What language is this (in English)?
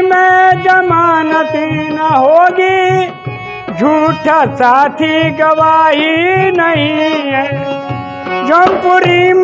Hindi